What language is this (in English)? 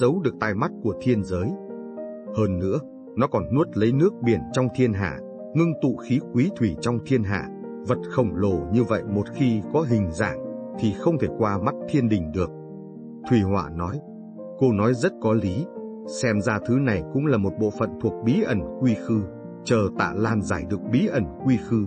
Vietnamese